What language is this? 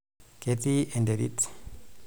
Masai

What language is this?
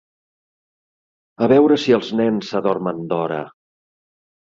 Catalan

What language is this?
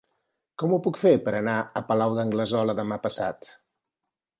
Catalan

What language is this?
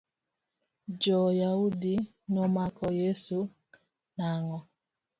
Luo (Kenya and Tanzania)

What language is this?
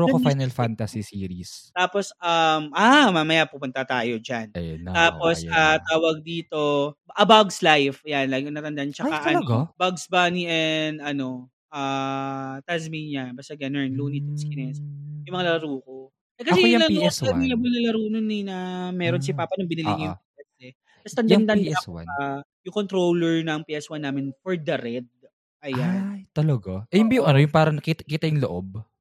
Filipino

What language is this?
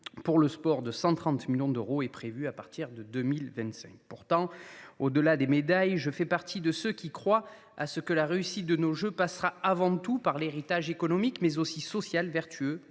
French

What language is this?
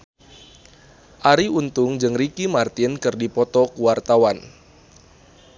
Sundanese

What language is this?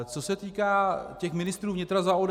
Czech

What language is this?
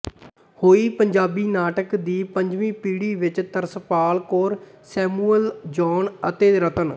Punjabi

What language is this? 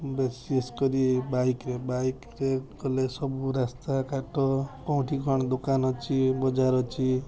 Odia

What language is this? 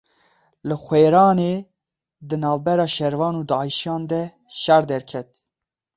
Kurdish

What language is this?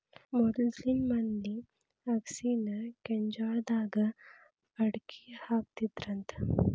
Kannada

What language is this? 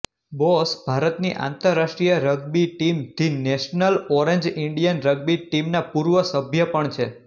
Gujarati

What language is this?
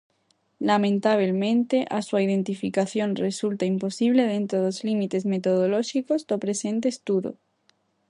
Galician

